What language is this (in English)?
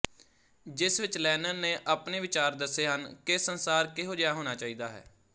Punjabi